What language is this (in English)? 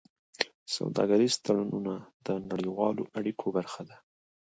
Pashto